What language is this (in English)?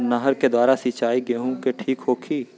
Bhojpuri